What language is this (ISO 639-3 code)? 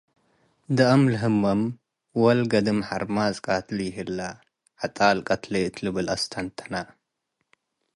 tig